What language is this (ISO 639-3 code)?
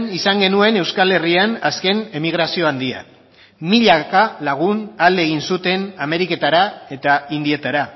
eus